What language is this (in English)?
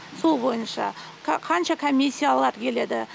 Kazakh